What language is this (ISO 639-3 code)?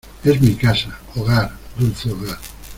spa